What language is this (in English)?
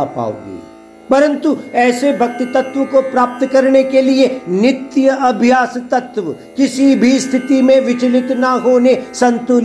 Hindi